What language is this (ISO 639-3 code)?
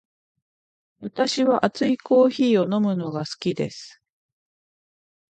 jpn